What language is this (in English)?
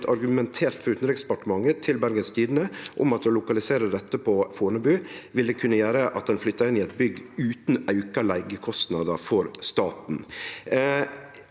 Norwegian